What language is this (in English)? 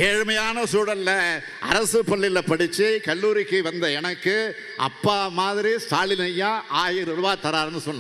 Tamil